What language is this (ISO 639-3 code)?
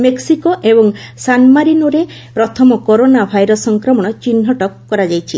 ori